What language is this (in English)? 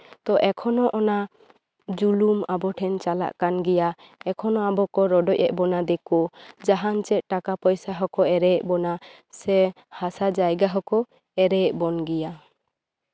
Santali